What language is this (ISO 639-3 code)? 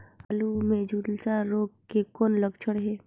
hne